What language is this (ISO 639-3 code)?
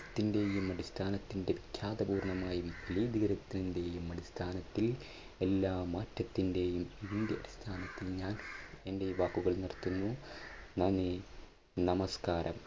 mal